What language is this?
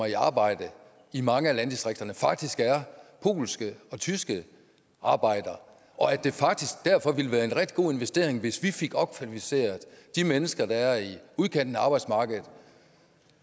Danish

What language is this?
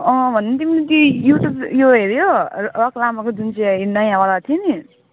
Nepali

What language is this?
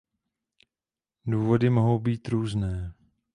Czech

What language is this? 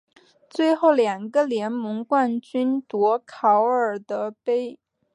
Chinese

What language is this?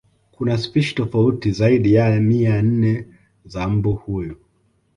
Swahili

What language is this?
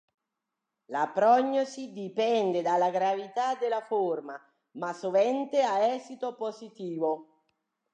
Italian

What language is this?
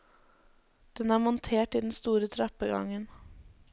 Norwegian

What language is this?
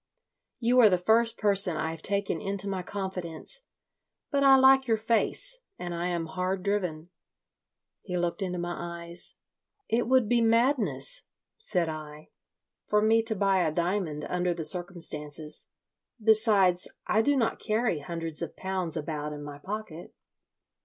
English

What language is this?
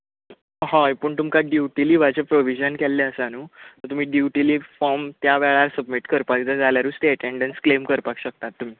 Konkani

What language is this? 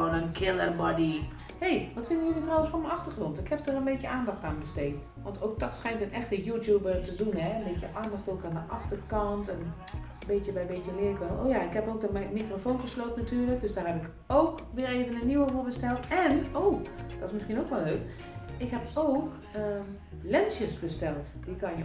Dutch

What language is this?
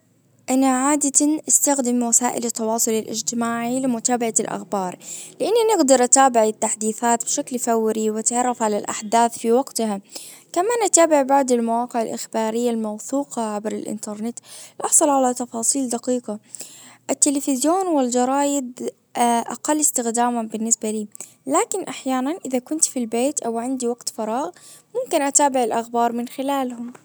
Najdi Arabic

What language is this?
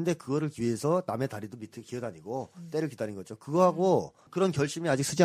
Korean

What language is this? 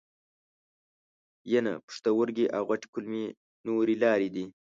Pashto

